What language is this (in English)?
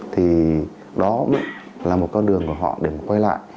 Vietnamese